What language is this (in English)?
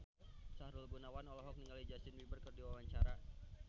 Sundanese